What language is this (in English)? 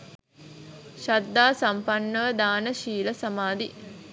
Sinhala